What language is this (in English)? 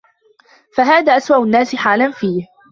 Arabic